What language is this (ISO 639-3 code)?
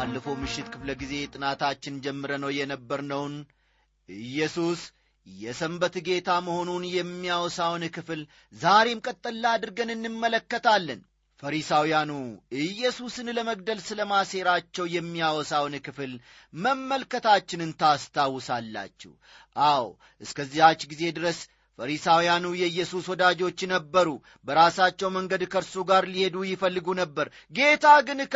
amh